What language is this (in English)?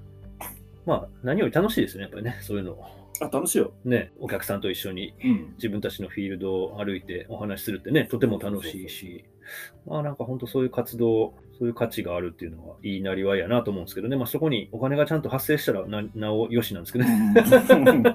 Japanese